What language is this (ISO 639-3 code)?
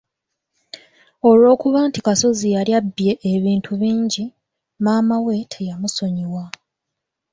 lug